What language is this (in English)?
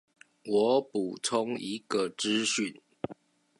Chinese